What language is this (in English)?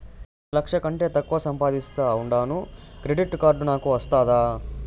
Telugu